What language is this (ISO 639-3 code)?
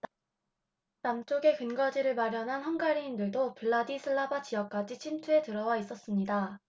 kor